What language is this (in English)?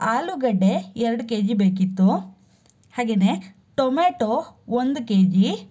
Kannada